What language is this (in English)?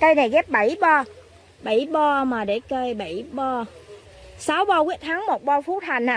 Vietnamese